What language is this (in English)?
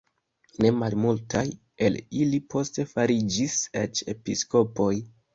Esperanto